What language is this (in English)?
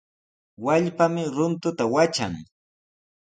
Sihuas Ancash Quechua